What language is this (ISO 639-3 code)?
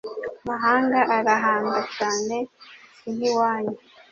kin